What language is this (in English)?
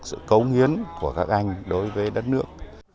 Vietnamese